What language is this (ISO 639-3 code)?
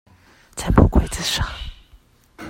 zho